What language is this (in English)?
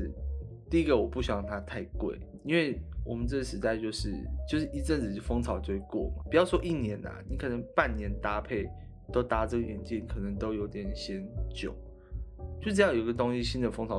Chinese